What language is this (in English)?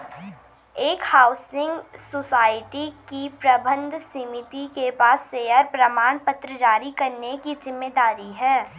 Hindi